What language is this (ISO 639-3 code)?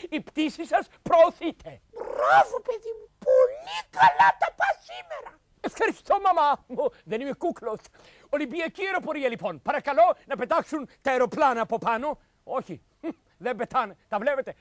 ell